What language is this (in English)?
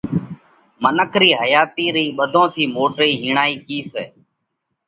Parkari Koli